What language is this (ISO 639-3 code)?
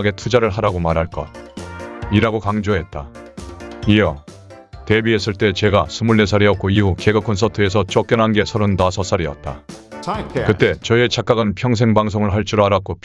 kor